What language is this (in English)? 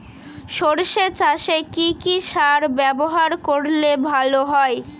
Bangla